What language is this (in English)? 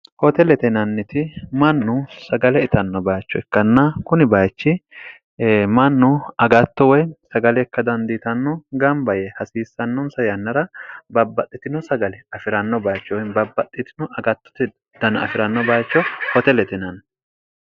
Sidamo